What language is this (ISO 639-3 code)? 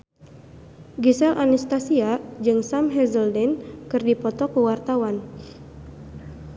sun